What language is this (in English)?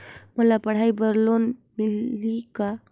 Chhattisgarhi